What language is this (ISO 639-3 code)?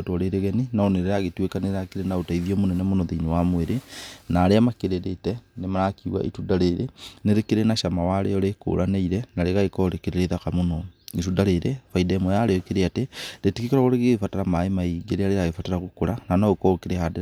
kik